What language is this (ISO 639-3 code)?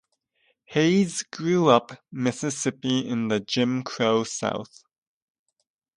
eng